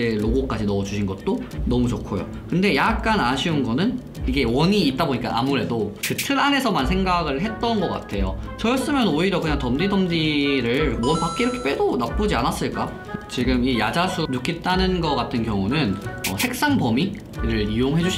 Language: Korean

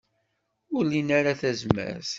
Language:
Kabyle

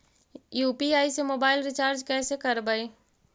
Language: Magahi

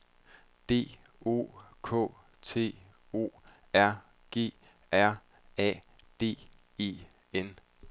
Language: Danish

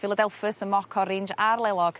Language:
Welsh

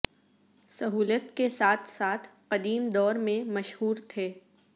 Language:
Urdu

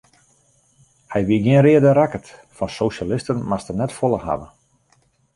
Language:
Western Frisian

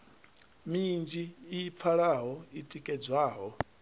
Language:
Venda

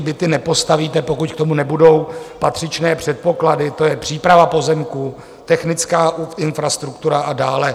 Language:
Czech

